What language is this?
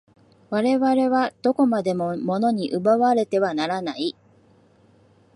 Japanese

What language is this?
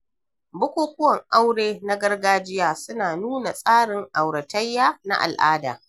Hausa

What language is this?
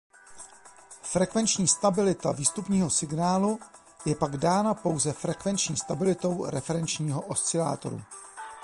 Czech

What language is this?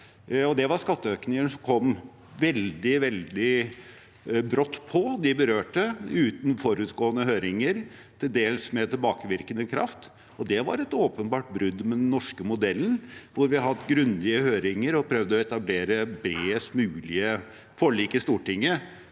Norwegian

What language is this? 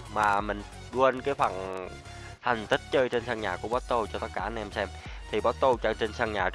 Vietnamese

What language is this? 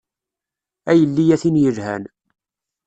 Kabyle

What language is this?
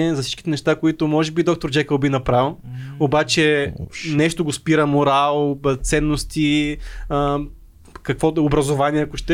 Bulgarian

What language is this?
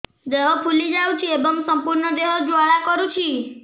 Odia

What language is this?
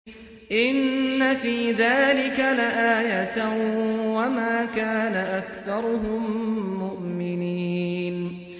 Arabic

